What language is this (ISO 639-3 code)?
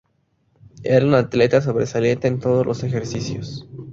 spa